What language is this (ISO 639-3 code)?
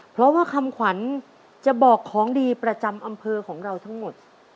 tha